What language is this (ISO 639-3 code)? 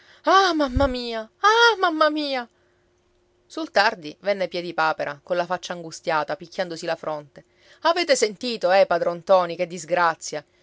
ita